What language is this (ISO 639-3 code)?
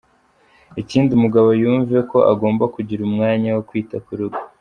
kin